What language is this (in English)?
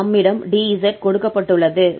Tamil